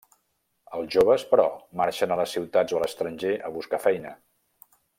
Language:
Catalan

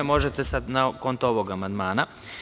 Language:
Serbian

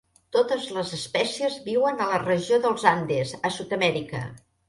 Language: Catalan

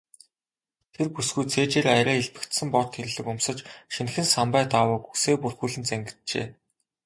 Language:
Mongolian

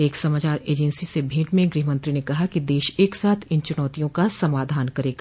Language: Hindi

